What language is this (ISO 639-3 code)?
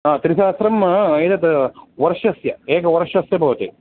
san